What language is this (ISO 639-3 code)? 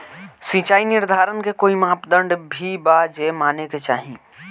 bho